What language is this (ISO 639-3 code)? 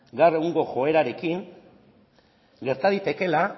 eus